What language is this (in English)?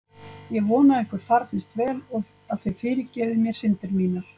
Icelandic